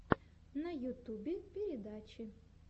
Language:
Russian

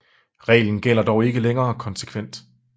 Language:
Danish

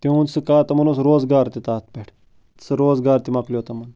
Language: Kashmiri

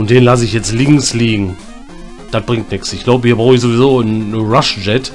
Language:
German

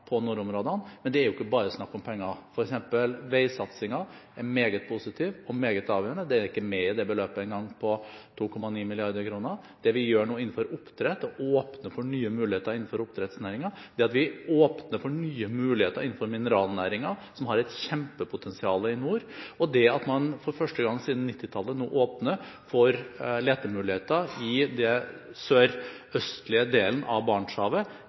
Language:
Norwegian Bokmål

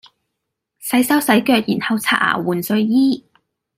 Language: Cantonese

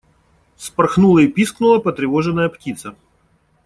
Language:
Russian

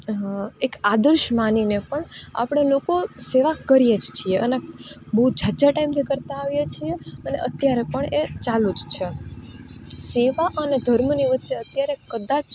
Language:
Gujarati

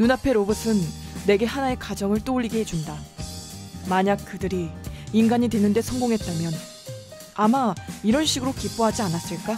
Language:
Korean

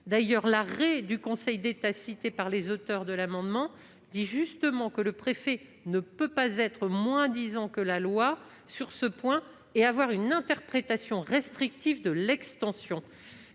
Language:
French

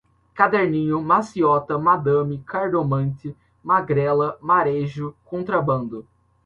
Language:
Portuguese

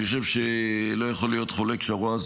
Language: Hebrew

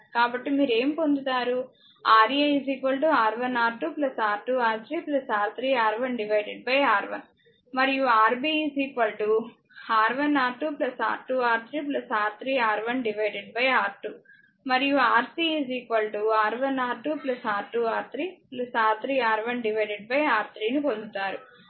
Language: Telugu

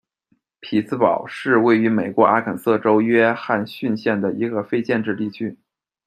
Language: Chinese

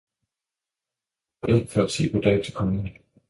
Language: Danish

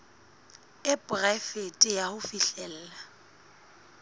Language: Southern Sotho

